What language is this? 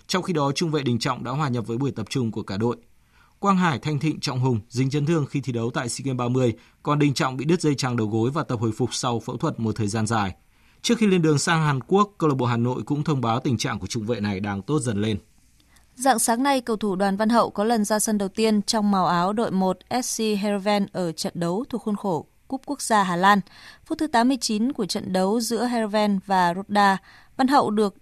Vietnamese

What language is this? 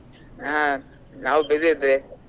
Kannada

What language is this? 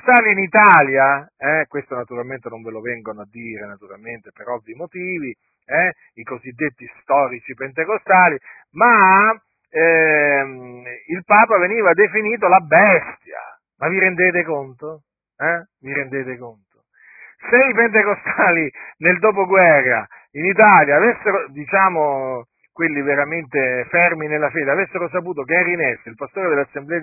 Italian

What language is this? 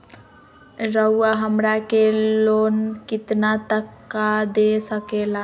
Magahi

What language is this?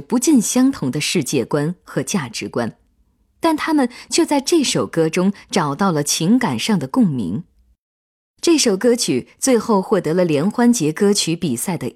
Chinese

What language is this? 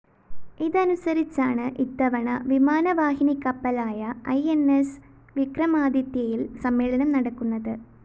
Malayalam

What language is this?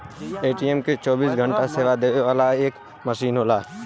Bhojpuri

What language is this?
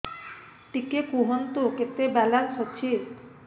Odia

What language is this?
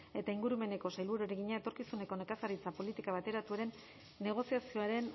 Basque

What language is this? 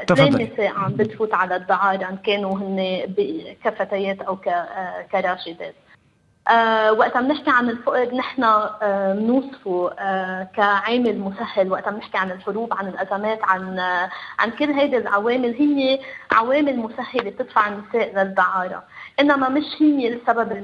Arabic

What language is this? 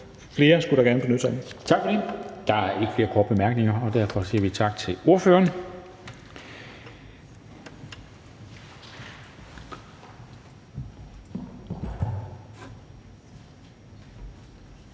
Danish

